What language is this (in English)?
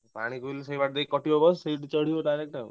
Odia